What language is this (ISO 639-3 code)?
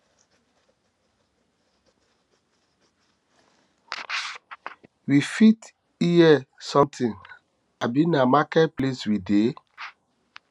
pcm